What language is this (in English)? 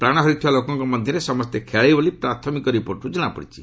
Odia